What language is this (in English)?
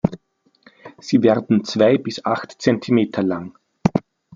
German